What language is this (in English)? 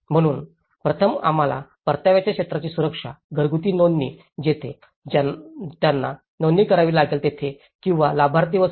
Marathi